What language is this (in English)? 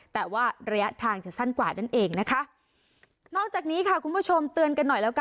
Thai